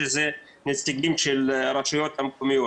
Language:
Hebrew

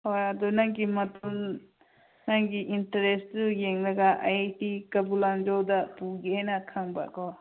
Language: Manipuri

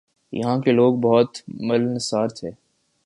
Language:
Urdu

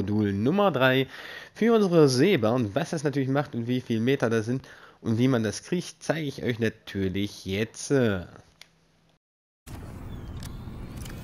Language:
German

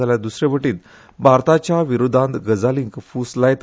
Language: Konkani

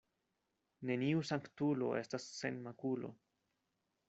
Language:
Esperanto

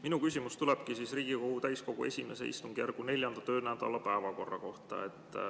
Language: Estonian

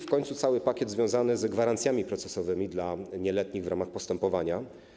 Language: Polish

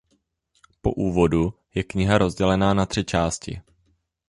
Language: Czech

